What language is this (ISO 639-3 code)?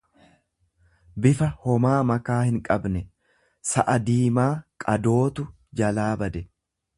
orm